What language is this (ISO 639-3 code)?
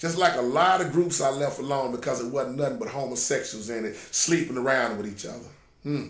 eng